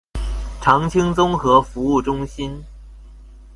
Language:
Chinese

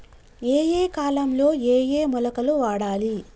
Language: Telugu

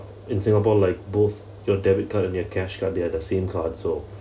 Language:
English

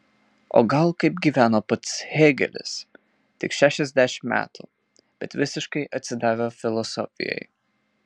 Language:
Lithuanian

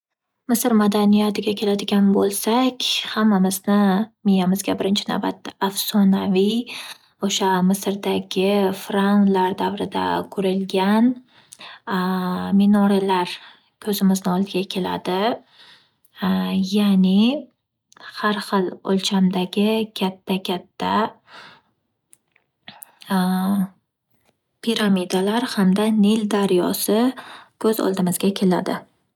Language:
Uzbek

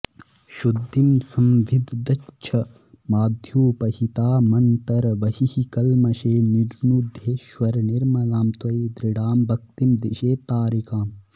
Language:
Sanskrit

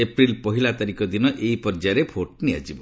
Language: Odia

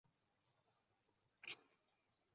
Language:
Chinese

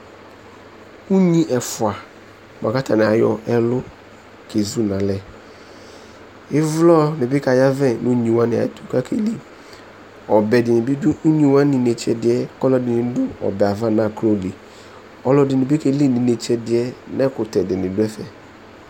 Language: Ikposo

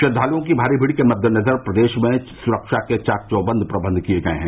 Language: Hindi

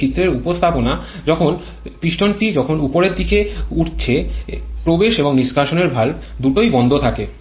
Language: Bangla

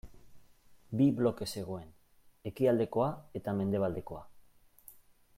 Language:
Basque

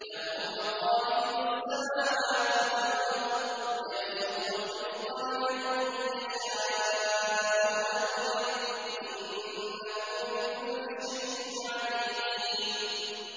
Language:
Arabic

